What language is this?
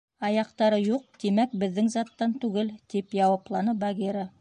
Bashkir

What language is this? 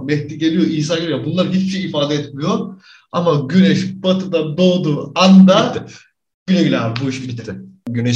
Turkish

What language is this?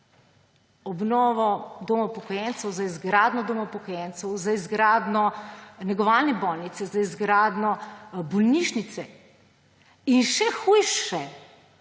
Slovenian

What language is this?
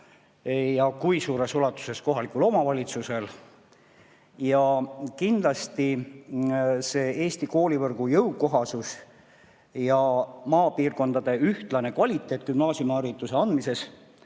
Estonian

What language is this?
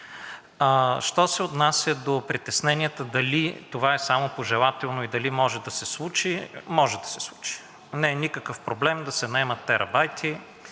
Bulgarian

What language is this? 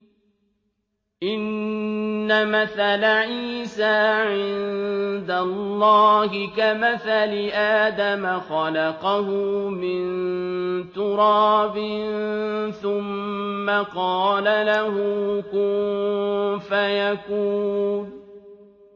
Arabic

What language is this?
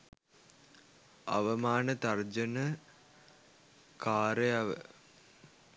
Sinhala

